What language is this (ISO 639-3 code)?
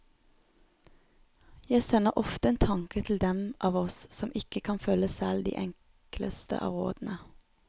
nor